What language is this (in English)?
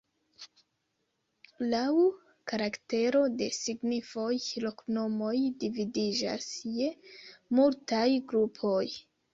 Esperanto